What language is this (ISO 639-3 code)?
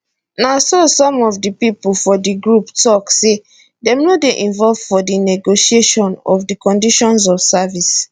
pcm